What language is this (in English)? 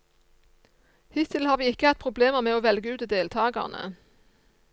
Norwegian